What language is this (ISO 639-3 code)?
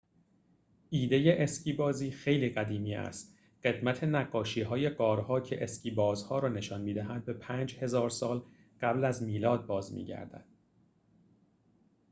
fas